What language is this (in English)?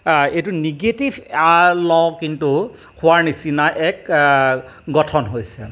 Assamese